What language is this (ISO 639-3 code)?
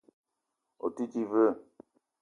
eto